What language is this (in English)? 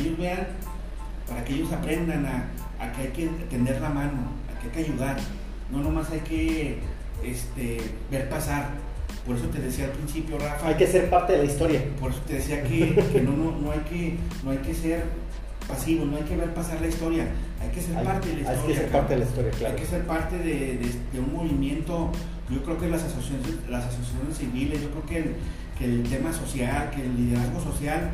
Spanish